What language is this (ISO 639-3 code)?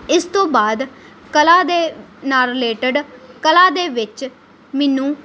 pan